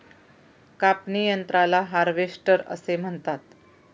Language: Marathi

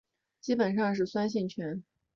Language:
Chinese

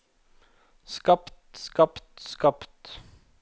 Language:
Norwegian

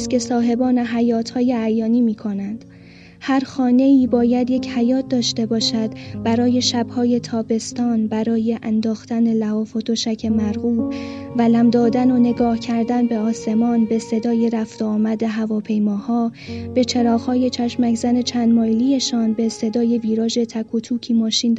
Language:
Persian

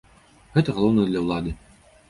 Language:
Belarusian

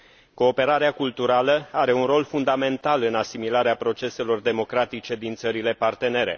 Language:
Romanian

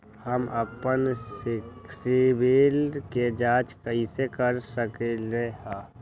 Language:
Magahi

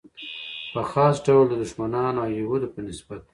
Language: Pashto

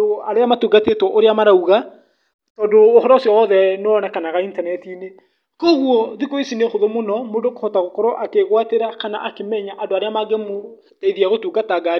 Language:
Kikuyu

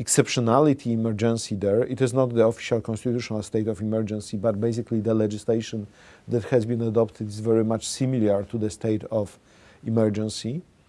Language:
English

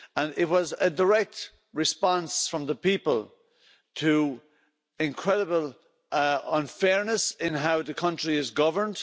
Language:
English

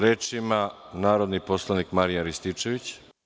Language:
Serbian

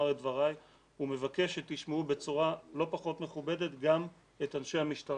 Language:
Hebrew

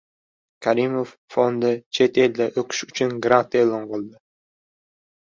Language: Uzbek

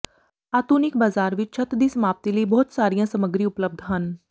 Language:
Punjabi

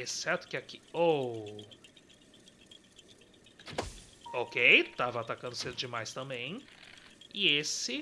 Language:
Portuguese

